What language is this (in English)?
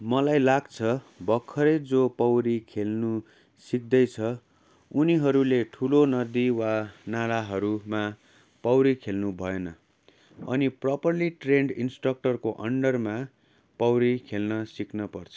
Nepali